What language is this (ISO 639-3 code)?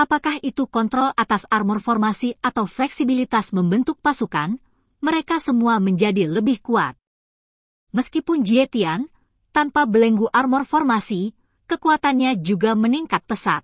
ind